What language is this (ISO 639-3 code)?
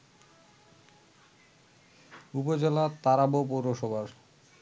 ben